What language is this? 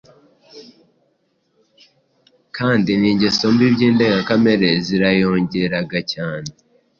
Kinyarwanda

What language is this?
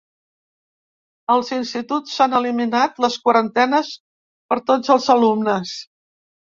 Catalan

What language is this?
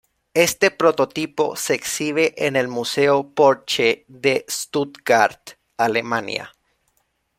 Spanish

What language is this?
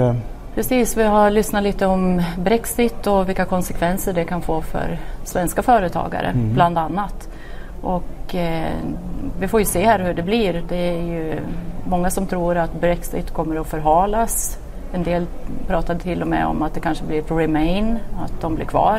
Swedish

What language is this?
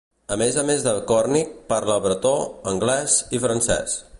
Catalan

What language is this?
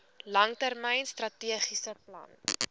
Afrikaans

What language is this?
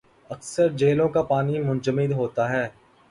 Urdu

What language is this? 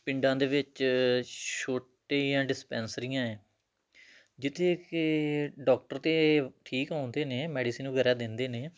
Punjabi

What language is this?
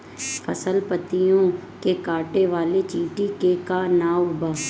Bhojpuri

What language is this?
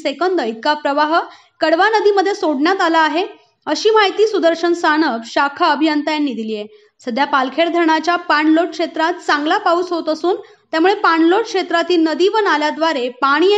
Hindi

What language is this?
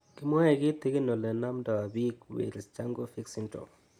Kalenjin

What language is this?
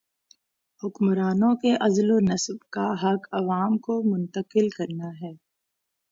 Urdu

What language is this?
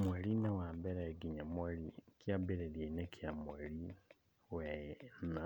Kikuyu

